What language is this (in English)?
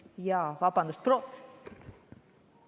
Estonian